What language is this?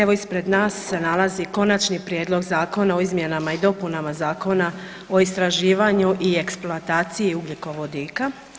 Croatian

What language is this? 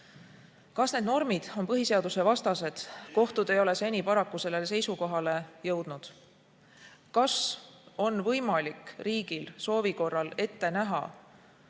Estonian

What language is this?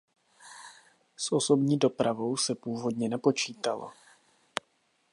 Czech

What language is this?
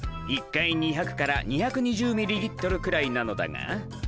Japanese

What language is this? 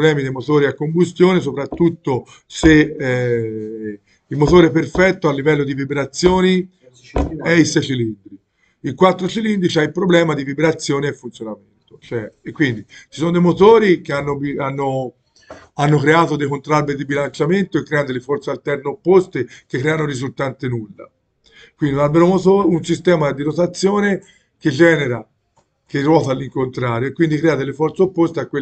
Italian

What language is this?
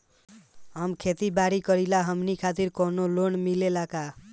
Bhojpuri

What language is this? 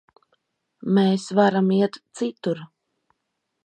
Latvian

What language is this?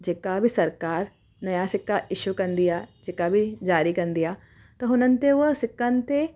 Sindhi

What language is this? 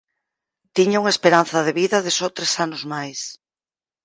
Galician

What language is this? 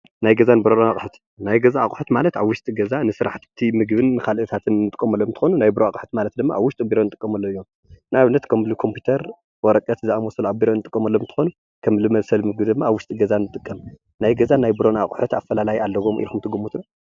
Tigrinya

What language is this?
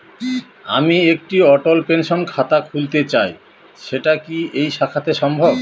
Bangla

